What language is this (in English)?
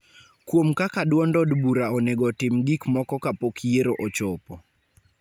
Luo (Kenya and Tanzania)